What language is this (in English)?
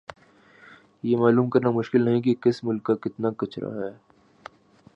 Urdu